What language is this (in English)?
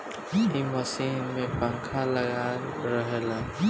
Bhojpuri